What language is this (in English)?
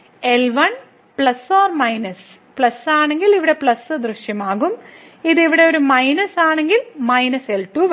Malayalam